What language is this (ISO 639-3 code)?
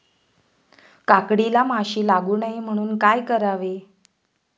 mar